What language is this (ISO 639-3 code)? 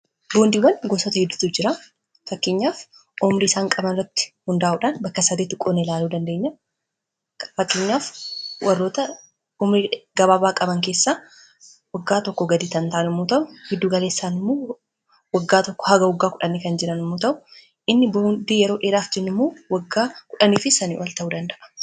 orm